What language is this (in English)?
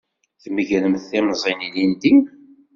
Kabyle